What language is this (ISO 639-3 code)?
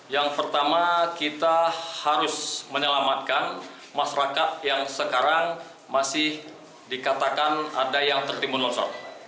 ind